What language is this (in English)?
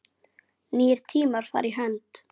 Icelandic